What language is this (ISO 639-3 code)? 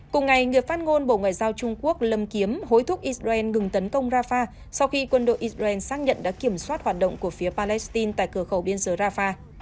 vie